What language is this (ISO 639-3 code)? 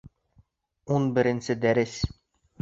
bak